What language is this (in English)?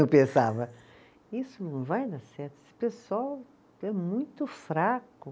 Portuguese